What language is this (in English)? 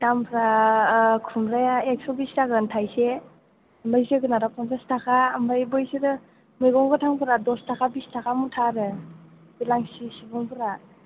Bodo